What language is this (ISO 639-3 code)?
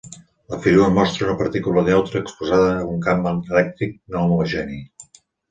cat